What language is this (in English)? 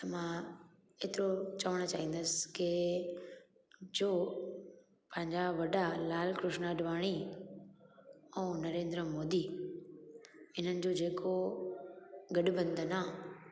Sindhi